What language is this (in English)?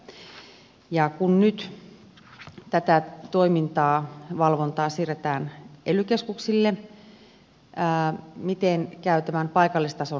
Finnish